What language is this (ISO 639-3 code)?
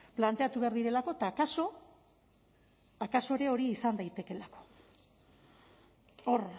eus